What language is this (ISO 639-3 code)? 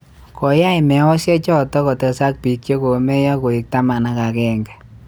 kln